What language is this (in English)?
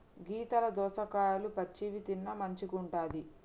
Telugu